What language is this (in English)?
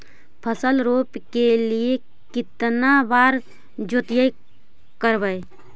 Magahi